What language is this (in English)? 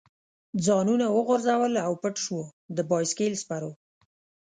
Pashto